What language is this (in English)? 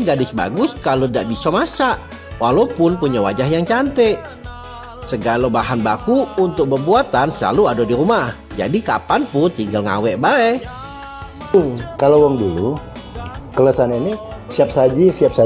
Indonesian